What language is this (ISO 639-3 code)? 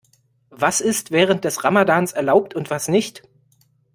deu